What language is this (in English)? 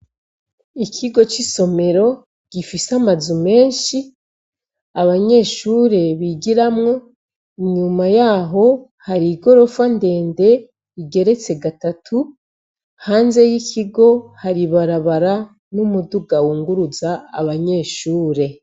Rundi